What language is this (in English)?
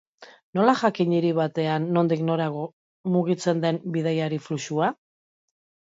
Basque